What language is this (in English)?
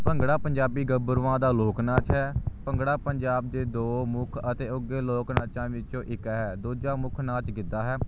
Punjabi